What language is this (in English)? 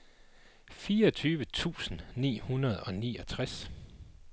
Danish